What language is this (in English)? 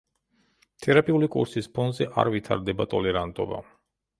Georgian